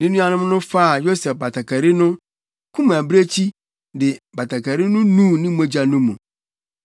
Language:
Akan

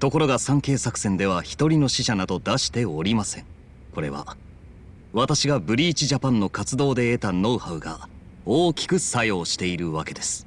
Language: Japanese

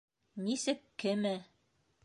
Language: Bashkir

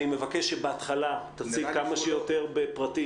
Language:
Hebrew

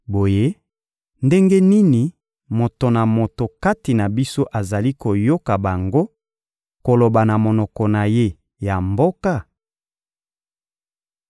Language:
Lingala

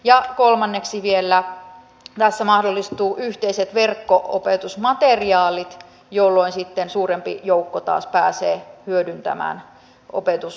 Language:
Finnish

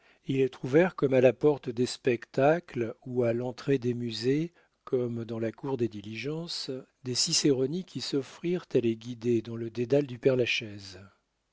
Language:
French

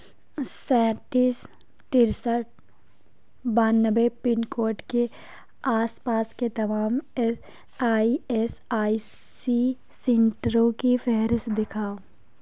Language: Urdu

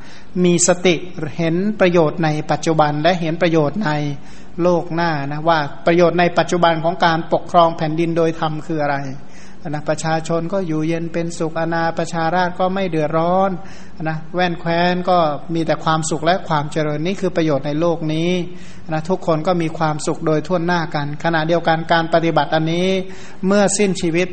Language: Thai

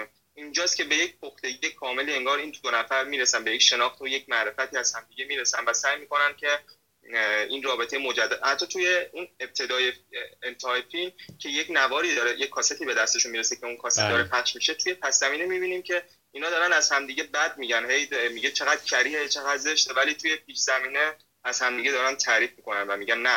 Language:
Persian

